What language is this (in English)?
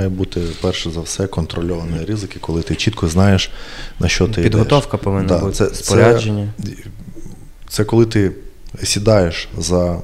Ukrainian